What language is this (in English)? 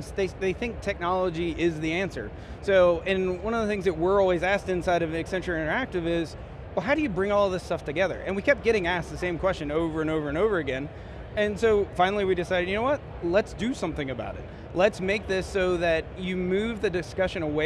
English